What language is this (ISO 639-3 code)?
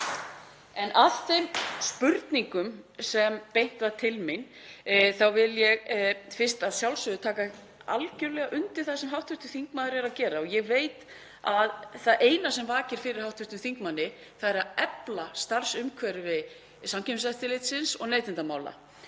isl